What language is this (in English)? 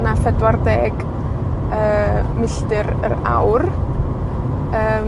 Welsh